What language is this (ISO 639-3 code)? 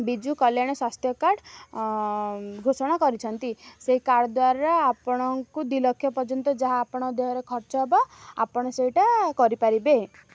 ori